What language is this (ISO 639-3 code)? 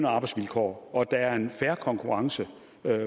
dan